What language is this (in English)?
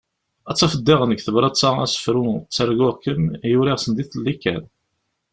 Kabyle